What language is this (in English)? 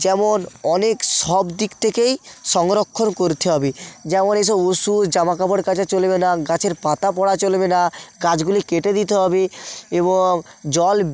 Bangla